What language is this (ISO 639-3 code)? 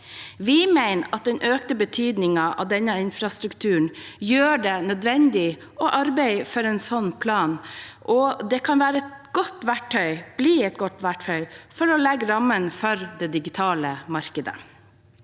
nor